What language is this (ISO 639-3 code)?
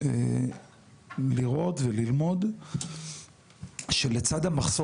heb